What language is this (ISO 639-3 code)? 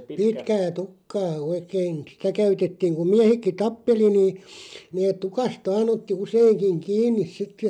fin